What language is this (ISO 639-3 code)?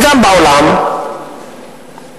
heb